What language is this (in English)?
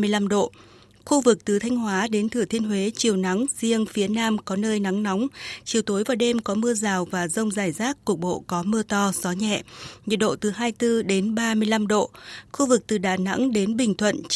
Vietnamese